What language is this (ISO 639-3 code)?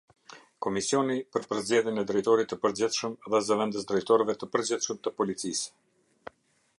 sqi